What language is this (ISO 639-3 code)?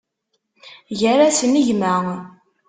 kab